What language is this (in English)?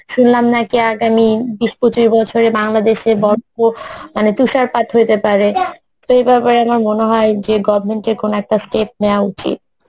Bangla